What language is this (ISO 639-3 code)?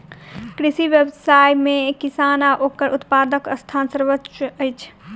mai